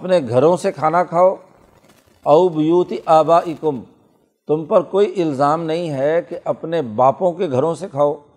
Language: Urdu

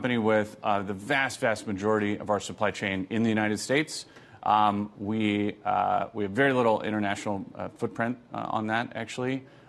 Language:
English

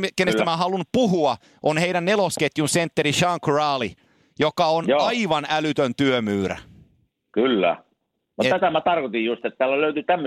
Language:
Finnish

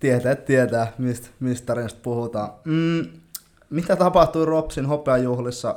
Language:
Finnish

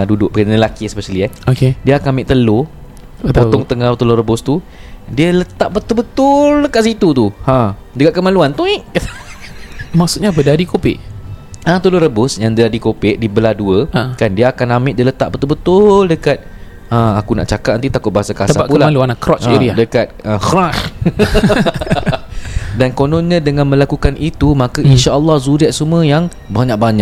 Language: Malay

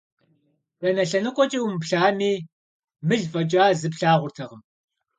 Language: Kabardian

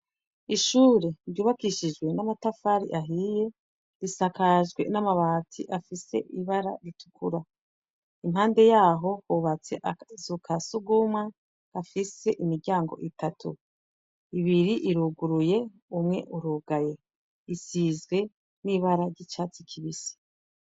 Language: Rundi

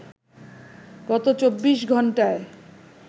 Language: Bangla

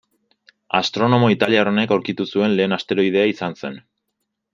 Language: Basque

